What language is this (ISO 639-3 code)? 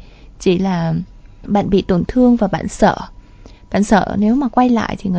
vie